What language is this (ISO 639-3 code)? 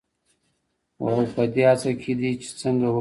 pus